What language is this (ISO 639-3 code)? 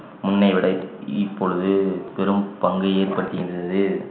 tam